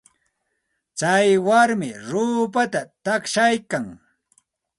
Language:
Santa Ana de Tusi Pasco Quechua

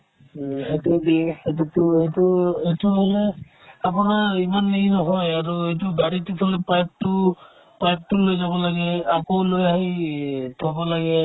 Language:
Assamese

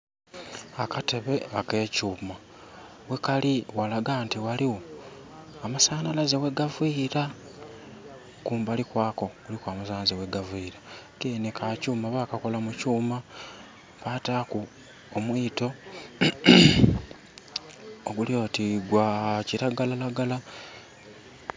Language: Soga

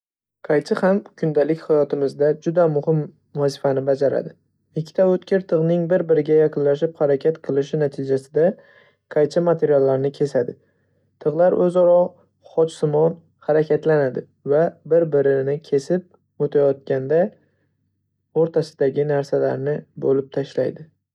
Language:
Uzbek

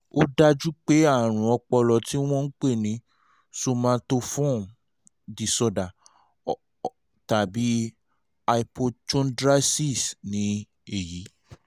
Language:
Yoruba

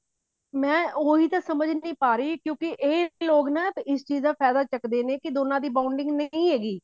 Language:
Punjabi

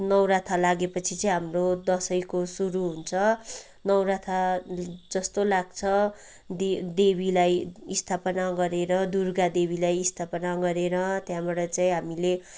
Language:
Nepali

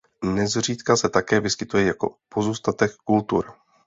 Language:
Czech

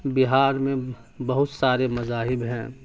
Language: Urdu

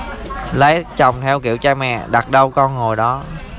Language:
Vietnamese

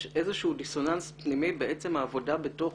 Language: Hebrew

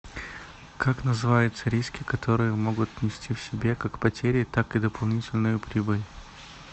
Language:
Russian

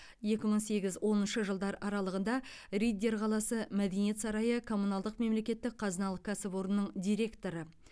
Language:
Kazakh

